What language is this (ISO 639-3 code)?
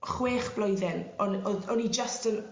cym